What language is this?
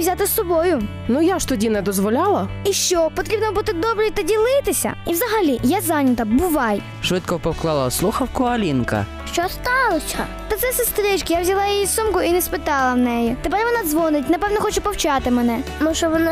Ukrainian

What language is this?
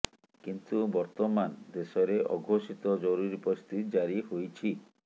Odia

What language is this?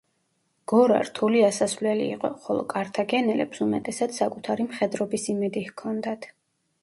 Georgian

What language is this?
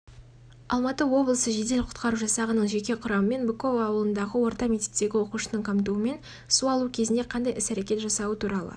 Kazakh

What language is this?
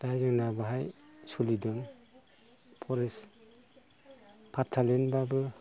Bodo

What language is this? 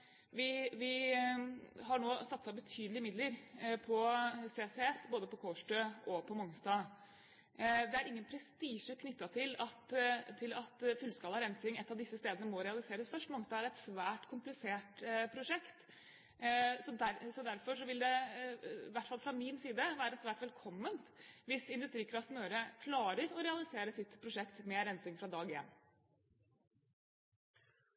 Norwegian Bokmål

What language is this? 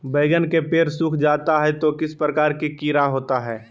Magahi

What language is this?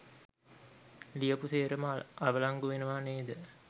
Sinhala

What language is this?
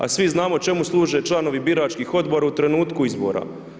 Croatian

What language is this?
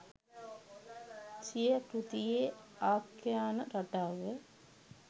Sinhala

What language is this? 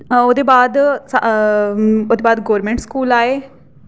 Dogri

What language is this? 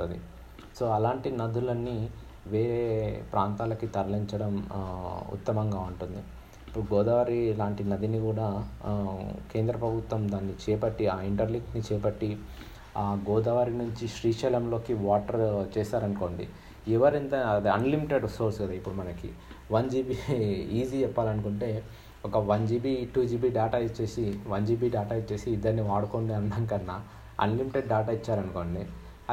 Telugu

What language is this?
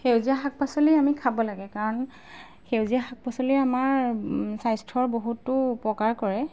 Assamese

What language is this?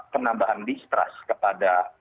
Indonesian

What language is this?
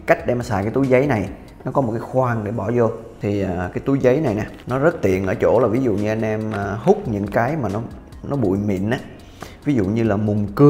Vietnamese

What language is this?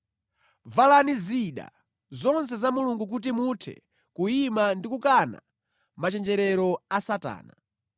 Nyanja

